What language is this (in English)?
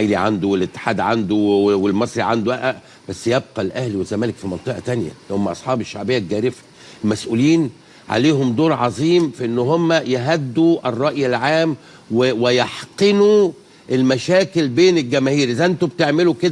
Arabic